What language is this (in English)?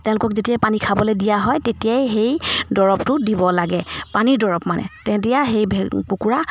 Assamese